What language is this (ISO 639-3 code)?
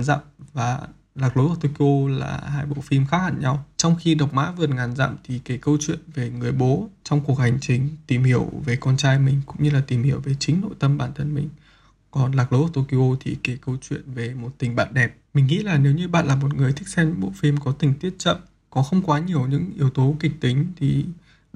vie